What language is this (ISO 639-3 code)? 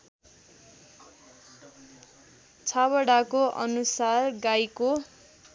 nep